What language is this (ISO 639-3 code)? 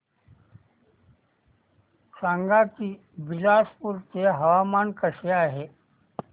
mar